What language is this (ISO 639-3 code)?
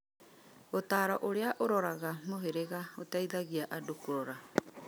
kik